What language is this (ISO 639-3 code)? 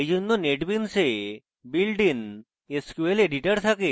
ben